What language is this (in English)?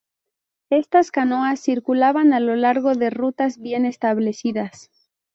Spanish